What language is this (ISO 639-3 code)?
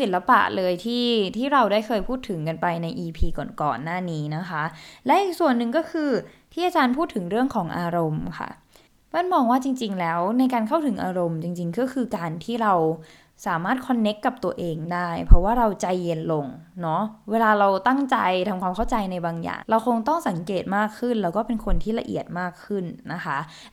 tha